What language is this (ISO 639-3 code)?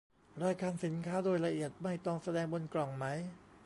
tha